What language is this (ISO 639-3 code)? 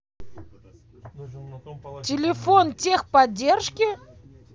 rus